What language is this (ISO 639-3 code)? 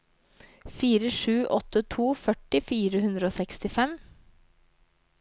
nor